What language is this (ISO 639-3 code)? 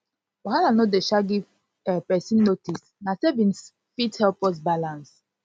pcm